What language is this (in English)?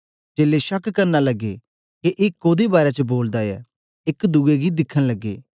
Dogri